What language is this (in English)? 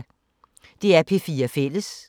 Danish